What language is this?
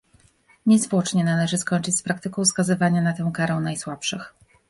Polish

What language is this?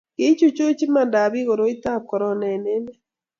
Kalenjin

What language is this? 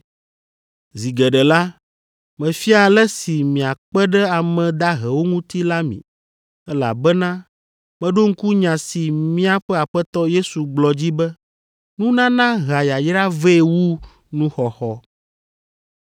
Ewe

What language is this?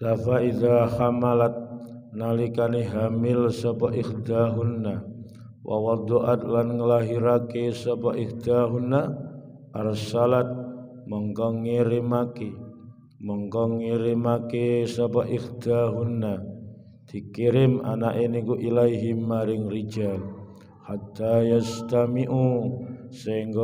Indonesian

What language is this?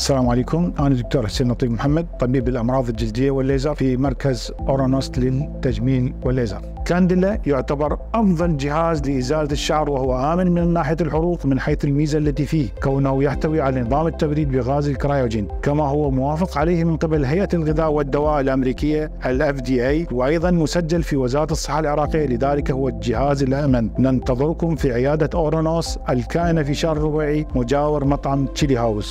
Arabic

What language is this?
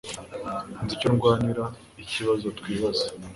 Kinyarwanda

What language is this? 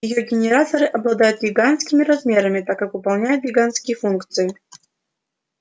Russian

